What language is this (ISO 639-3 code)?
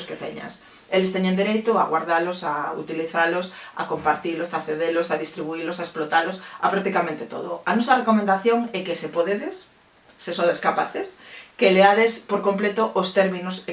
glg